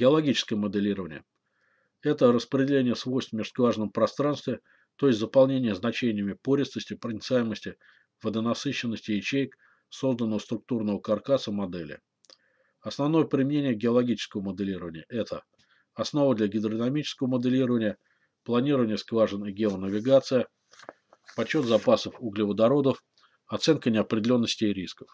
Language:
Russian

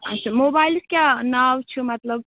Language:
Kashmiri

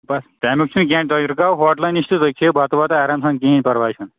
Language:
Kashmiri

